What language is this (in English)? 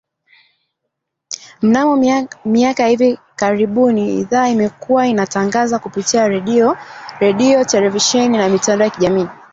Swahili